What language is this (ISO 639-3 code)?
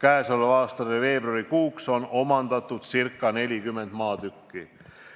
est